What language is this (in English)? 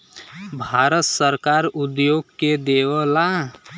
Bhojpuri